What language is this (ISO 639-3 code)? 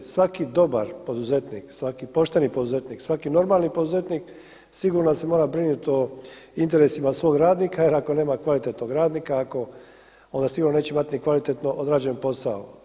hrv